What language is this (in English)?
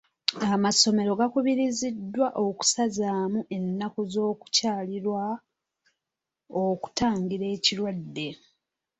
Ganda